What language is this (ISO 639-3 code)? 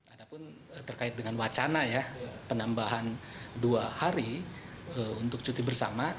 ind